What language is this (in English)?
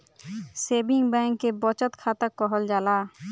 Bhojpuri